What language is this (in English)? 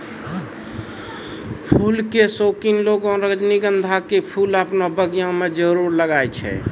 Maithili